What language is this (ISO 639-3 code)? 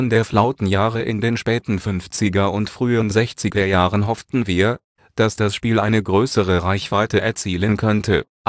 deu